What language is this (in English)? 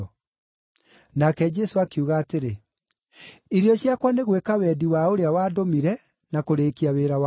Kikuyu